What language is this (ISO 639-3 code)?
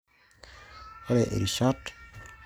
mas